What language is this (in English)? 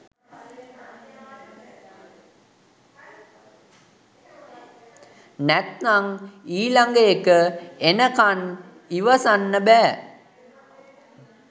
Sinhala